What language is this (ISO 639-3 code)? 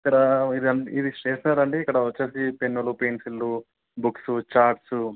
tel